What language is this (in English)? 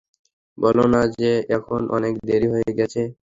Bangla